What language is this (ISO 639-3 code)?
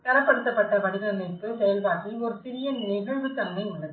tam